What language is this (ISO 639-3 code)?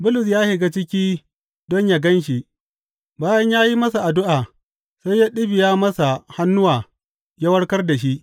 hau